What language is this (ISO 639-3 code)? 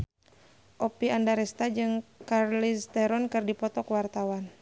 sun